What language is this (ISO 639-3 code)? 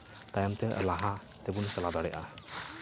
sat